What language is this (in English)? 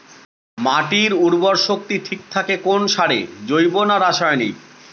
Bangla